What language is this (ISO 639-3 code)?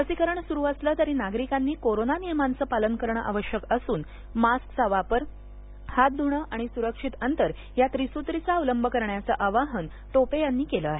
mar